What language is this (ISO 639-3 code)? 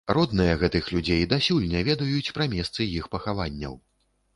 bel